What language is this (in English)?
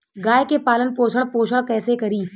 Bhojpuri